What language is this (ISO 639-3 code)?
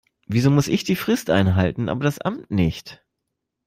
deu